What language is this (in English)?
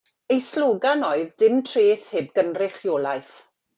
Welsh